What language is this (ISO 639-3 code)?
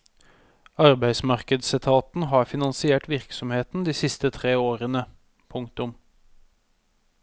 nor